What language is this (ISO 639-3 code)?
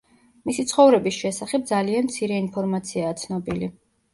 kat